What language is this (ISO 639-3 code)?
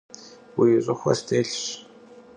kbd